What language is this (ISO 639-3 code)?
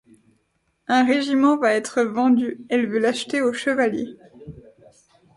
fra